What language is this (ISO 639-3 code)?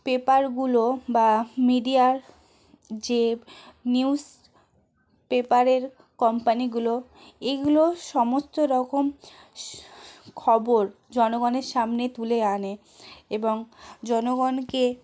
ben